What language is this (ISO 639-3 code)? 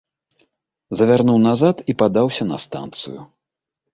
bel